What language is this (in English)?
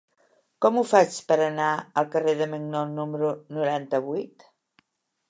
Catalan